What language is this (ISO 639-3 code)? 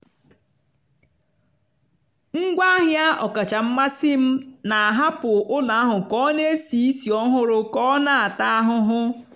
ibo